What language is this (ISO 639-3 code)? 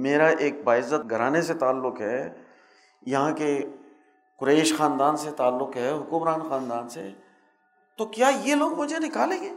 urd